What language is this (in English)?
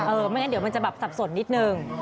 Thai